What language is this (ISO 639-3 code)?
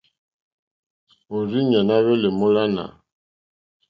bri